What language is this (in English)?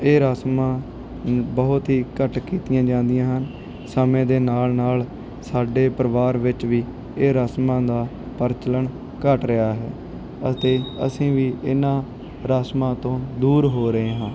Punjabi